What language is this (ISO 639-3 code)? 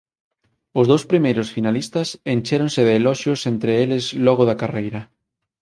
glg